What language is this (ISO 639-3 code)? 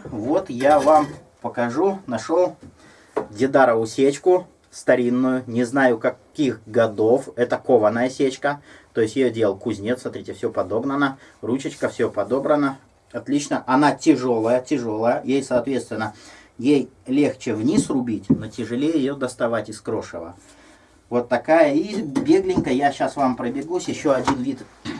rus